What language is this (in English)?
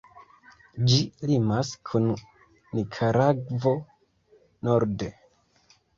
Esperanto